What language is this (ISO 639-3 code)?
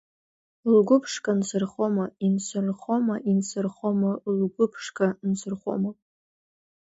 abk